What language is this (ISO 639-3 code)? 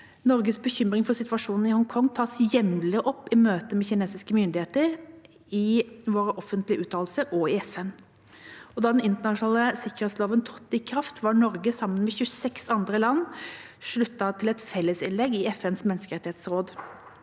nor